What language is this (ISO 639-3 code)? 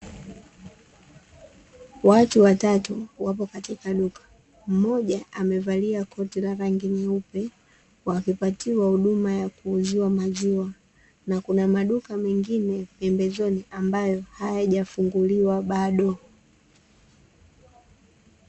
swa